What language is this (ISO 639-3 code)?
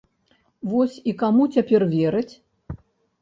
bel